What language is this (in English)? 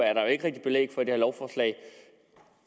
Danish